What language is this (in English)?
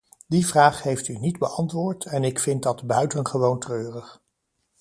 Dutch